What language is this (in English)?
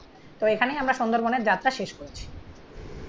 Bangla